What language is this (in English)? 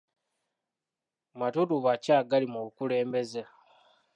Ganda